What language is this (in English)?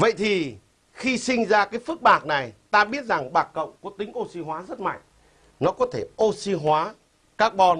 Vietnamese